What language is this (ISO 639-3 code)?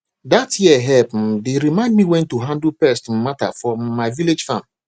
pcm